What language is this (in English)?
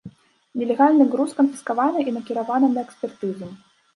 Belarusian